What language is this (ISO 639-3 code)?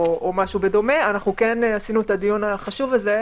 heb